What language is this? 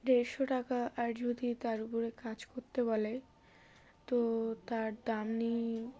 Bangla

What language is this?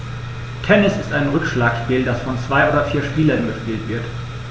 German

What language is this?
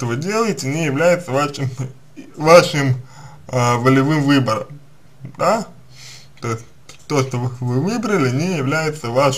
Russian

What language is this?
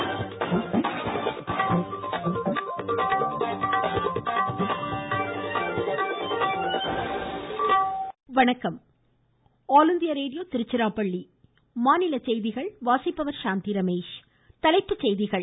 Tamil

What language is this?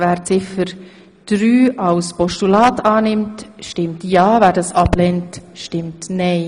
Swiss German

